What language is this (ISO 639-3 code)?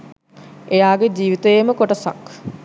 sin